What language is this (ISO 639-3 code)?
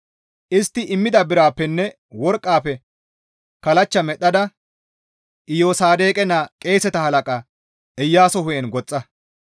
gmv